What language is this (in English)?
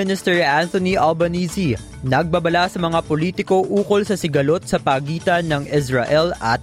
Filipino